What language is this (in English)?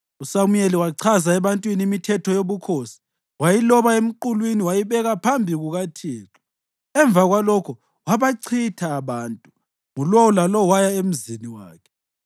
North Ndebele